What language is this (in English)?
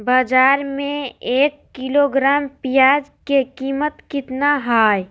Magahi